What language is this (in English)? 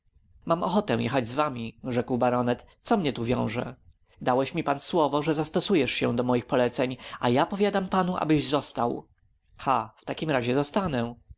Polish